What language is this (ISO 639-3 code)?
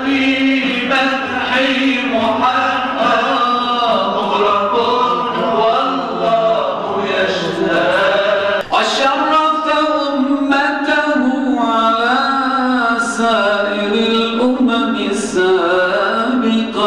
ara